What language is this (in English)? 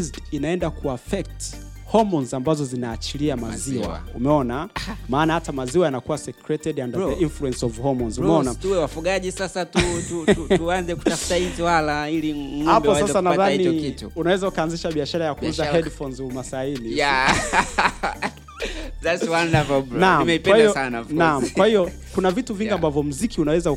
Swahili